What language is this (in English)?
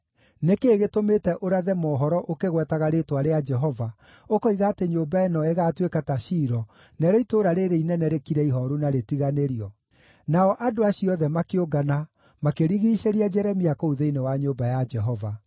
Kikuyu